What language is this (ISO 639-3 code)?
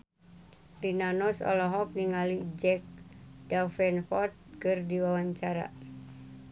sun